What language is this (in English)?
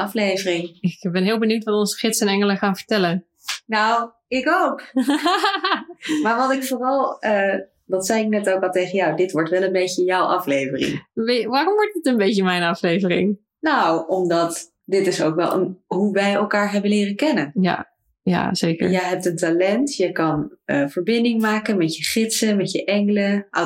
Dutch